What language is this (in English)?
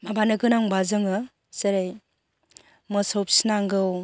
Bodo